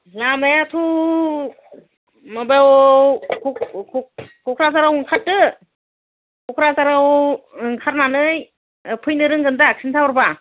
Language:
Bodo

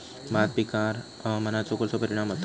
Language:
Marathi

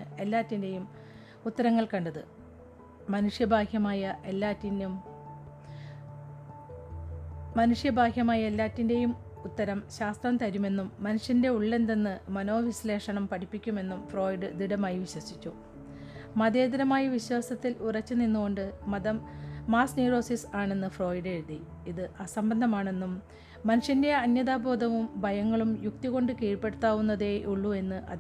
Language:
Malayalam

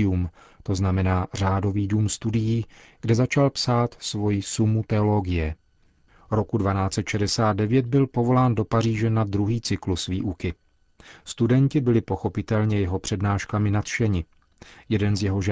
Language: Czech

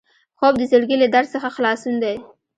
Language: Pashto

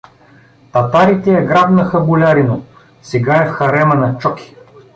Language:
Bulgarian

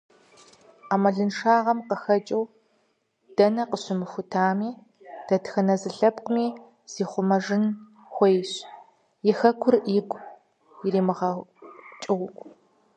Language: Kabardian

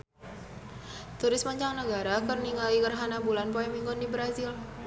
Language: Sundanese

